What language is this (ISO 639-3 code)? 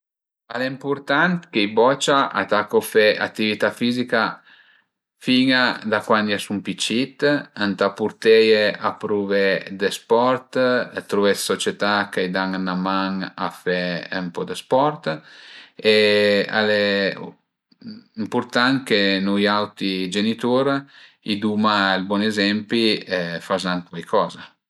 pms